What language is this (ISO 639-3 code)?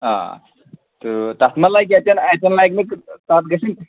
kas